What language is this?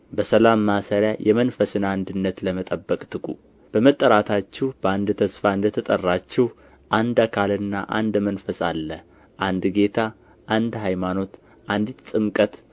Amharic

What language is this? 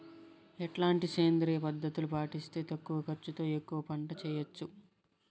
Telugu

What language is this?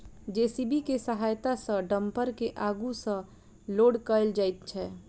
Maithili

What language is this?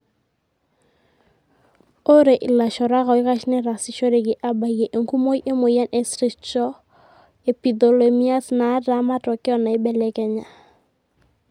Masai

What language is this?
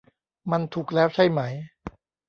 Thai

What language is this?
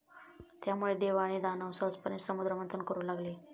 Marathi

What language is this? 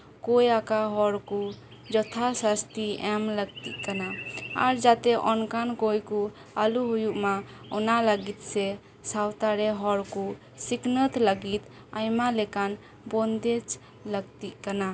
Santali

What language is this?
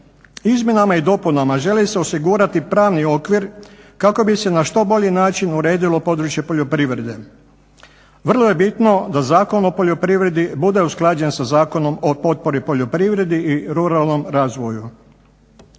Croatian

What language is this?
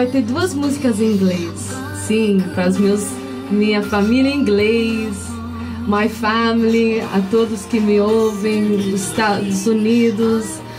Portuguese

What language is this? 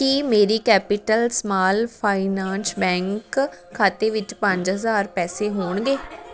Punjabi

